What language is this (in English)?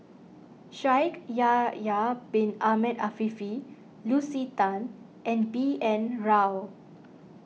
English